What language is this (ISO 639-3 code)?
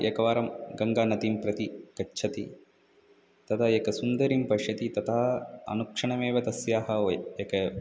san